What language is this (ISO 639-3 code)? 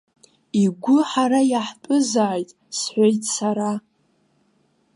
abk